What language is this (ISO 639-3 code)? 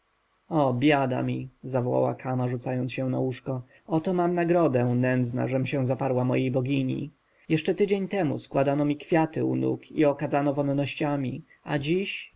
pol